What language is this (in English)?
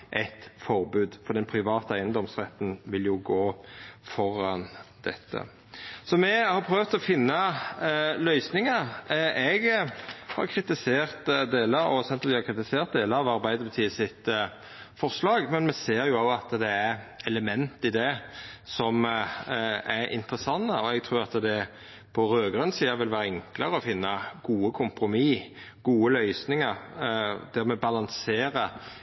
Norwegian Nynorsk